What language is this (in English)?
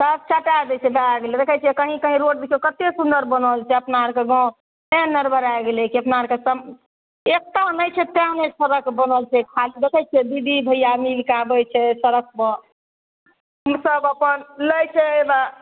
Maithili